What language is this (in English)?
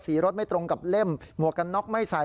Thai